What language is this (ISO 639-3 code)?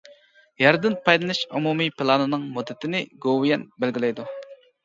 uig